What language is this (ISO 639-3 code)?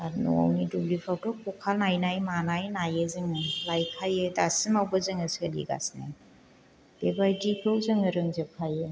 brx